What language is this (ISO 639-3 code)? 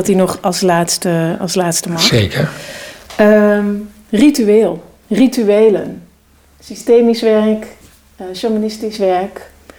nld